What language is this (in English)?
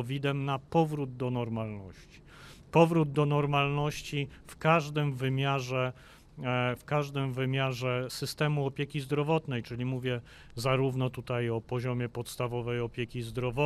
Polish